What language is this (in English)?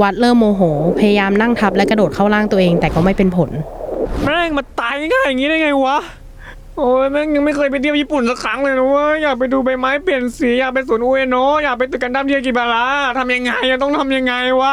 Thai